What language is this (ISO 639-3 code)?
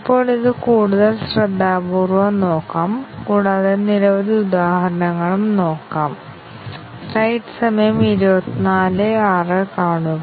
mal